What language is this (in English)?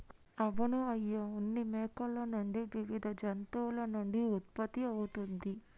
Telugu